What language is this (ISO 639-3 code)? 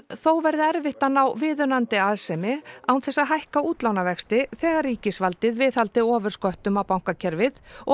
isl